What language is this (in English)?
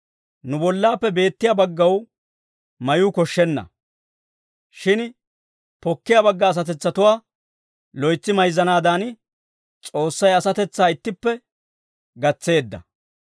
Dawro